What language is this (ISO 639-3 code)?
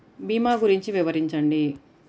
tel